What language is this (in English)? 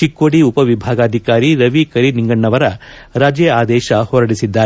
Kannada